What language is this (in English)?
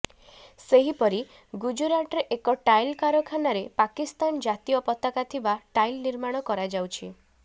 Odia